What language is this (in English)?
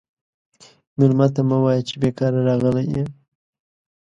Pashto